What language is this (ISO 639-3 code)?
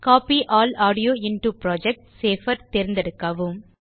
tam